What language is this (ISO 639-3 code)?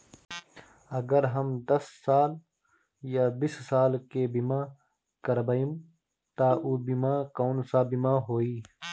bho